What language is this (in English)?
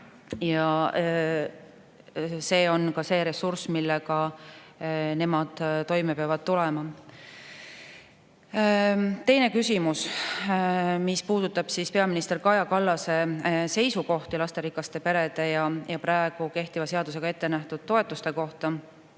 Estonian